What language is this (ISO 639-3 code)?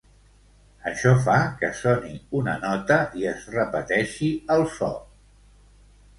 cat